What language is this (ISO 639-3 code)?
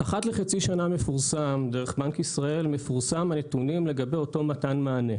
heb